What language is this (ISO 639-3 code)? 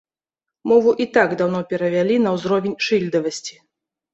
bel